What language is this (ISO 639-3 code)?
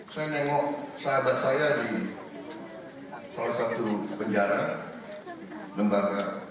ind